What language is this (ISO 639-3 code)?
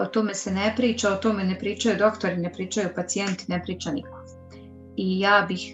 hrv